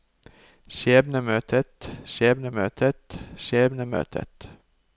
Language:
Norwegian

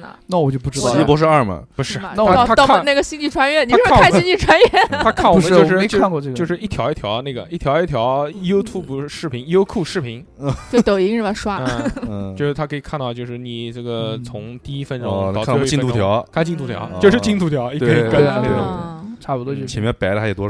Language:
Chinese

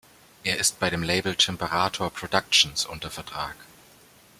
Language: German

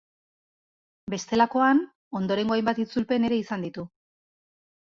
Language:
Basque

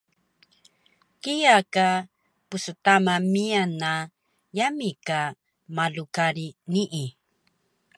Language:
Taroko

